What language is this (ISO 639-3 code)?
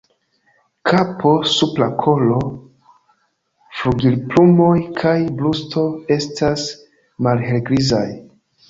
epo